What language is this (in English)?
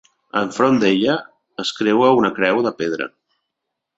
Catalan